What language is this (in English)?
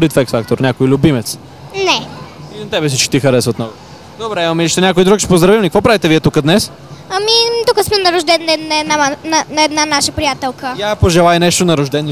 Bulgarian